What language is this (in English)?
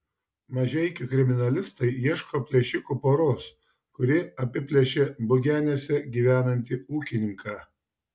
Lithuanian